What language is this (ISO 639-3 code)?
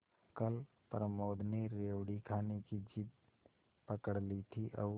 hin